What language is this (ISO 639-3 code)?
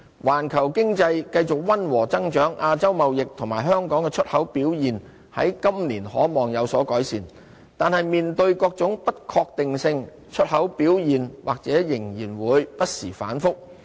yue